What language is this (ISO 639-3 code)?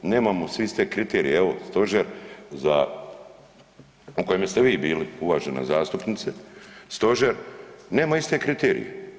hrv